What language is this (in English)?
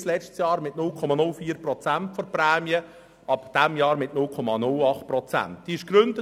Swiss German